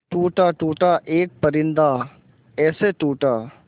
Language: Hindi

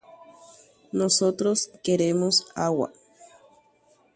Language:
Guarani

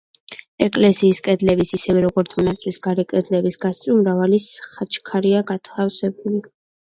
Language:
Georgian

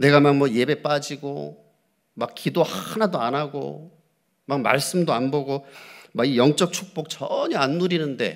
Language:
Korean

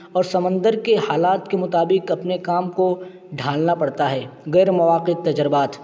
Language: Urdu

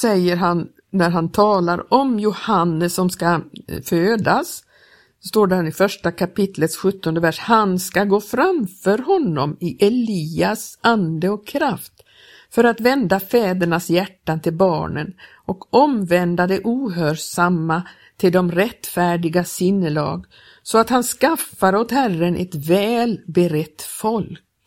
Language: Swedish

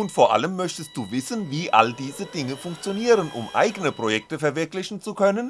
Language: German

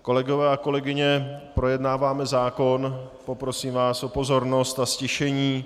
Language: Czech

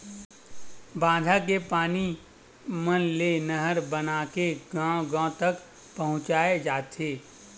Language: Chhattisgarhi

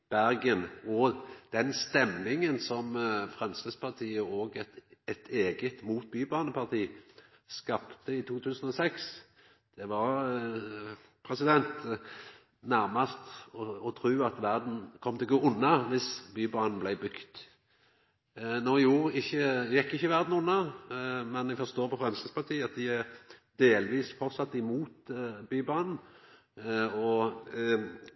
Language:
Norwegian Nynorsk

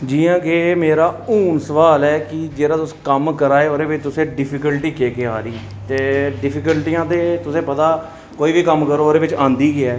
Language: Dogri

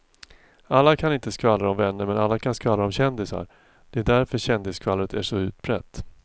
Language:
Swedish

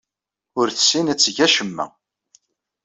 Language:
Kabyle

